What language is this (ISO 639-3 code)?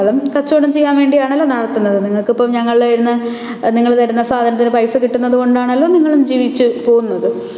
mal